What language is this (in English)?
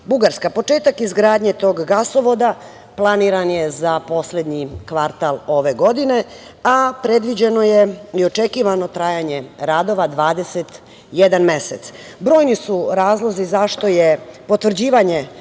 Serbian